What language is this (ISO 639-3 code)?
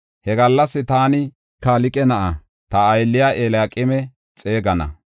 gof